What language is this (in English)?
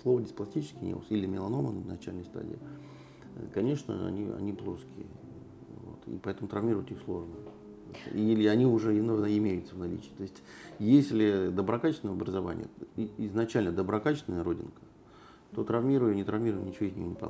Russian